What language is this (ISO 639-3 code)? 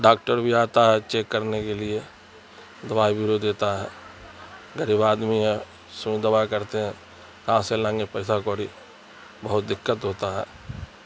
urd